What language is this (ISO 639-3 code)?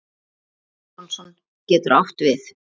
isl